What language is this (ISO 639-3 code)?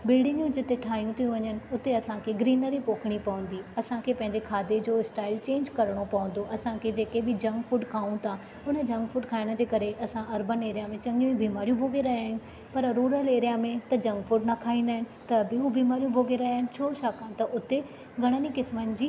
snd